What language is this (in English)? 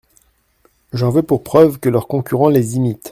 French